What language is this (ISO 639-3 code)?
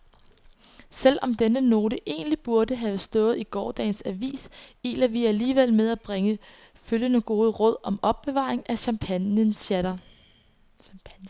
dan